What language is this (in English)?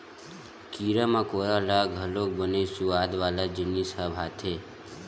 Chhattisgarhi